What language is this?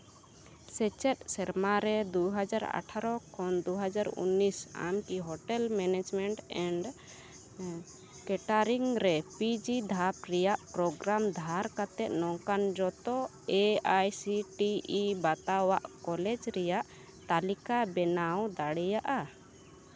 Santali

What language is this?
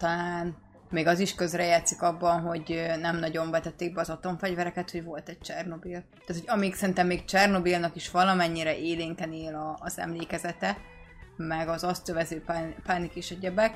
Hungarian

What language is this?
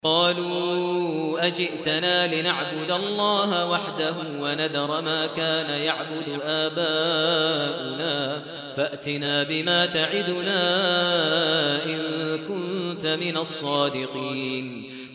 Arabic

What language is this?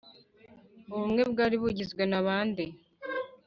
Kinyarwanda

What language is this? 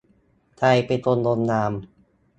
Thai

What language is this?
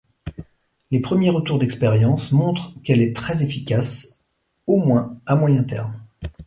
French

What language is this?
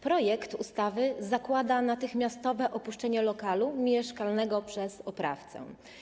Polish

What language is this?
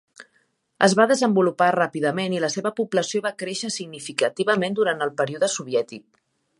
Catalan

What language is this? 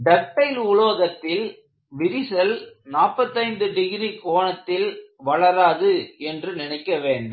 Tamil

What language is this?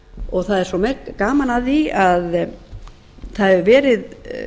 Icelandic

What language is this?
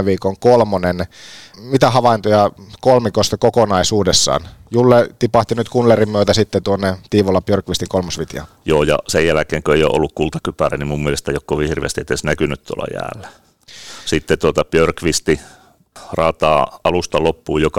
Finnish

